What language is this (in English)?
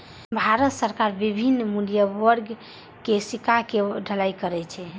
Maithili